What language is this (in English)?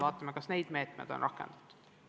Estonian